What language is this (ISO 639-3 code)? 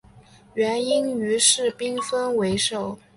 zho